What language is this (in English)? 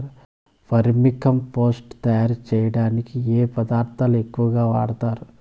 Telugu